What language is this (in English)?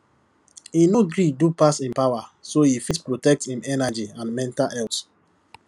Nigerian Pidgin